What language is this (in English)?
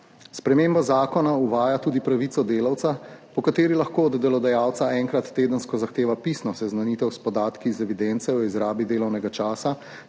Slovenian